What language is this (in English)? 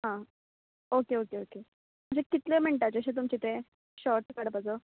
Konkani